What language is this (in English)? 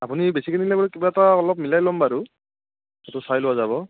Assamese